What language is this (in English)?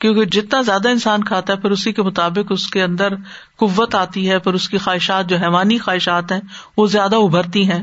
Urdu